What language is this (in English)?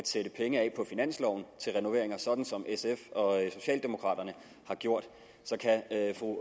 Danish